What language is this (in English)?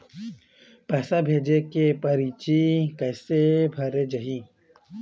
Chhattisgarhi